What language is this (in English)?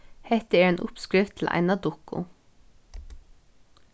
Faroese